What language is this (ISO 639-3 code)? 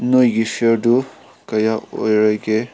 mni